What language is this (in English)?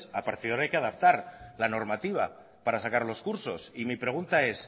Spanish